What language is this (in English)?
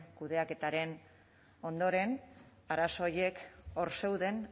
Basque